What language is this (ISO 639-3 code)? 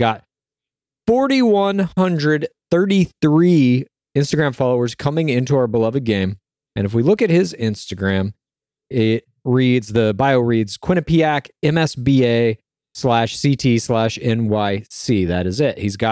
eng